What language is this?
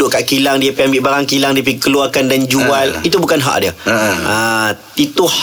Malay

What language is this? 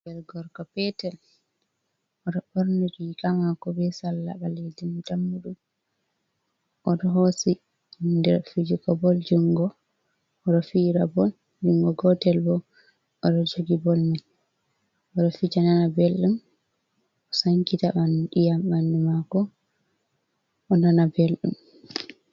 Fula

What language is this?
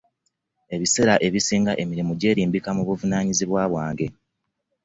Ganda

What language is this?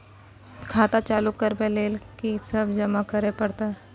Maithili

